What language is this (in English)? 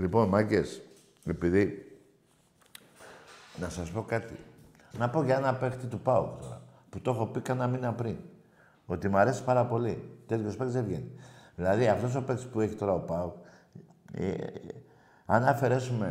Greek